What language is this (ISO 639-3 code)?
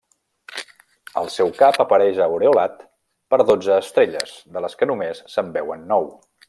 cat